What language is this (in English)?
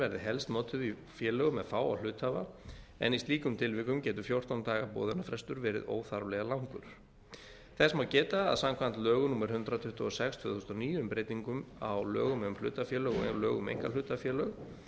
Icelandic